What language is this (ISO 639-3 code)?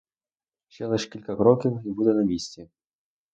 ukr